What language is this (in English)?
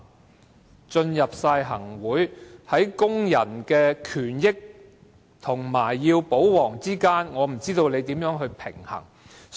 Cantonese